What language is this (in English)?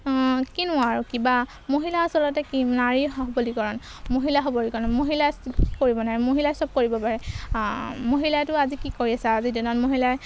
Assamese